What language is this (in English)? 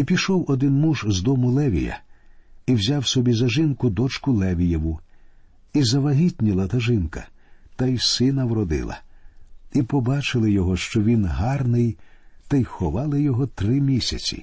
Ukrainian